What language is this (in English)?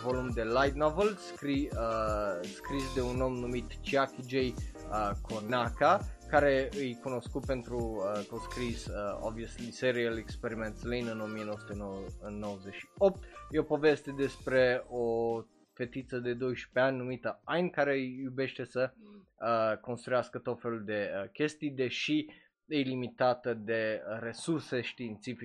Romanian